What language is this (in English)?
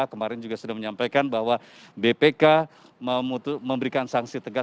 Indonesian